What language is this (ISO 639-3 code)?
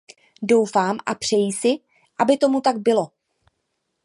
ces